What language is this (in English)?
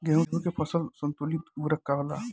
Bhojpuri